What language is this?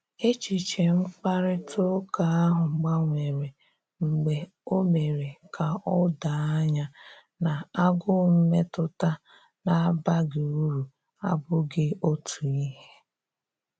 Igbo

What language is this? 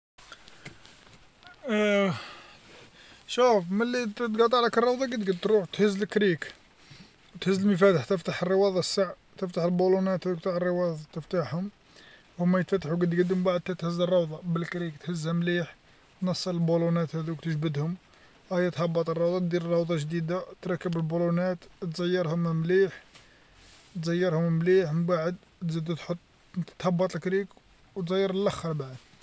Algerian Arabic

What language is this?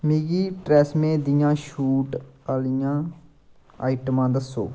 Dogri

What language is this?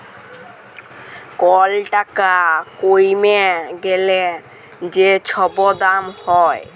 Bangla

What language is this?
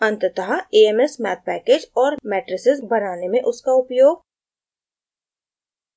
Hindi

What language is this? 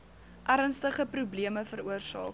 Afrikaans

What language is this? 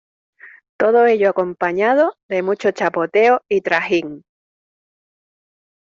Spanish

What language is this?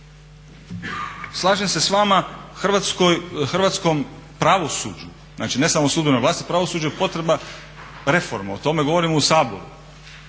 Croatian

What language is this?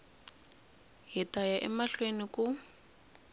Tsonga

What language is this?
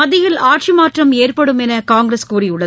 Tamil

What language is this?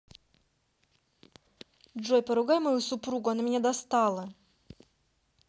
Russian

